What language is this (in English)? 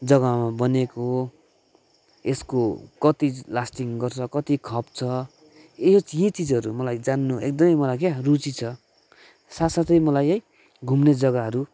Nepali